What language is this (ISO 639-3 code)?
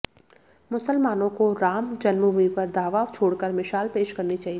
hin